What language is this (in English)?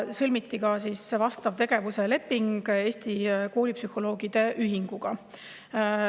Estonian